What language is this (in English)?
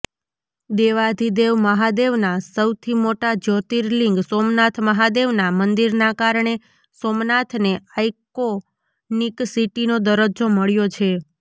Gujarati